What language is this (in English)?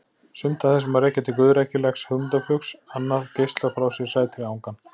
Icelandic